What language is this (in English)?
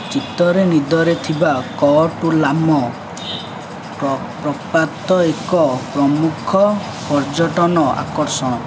Odia